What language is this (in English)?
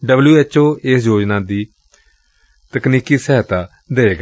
Punjabi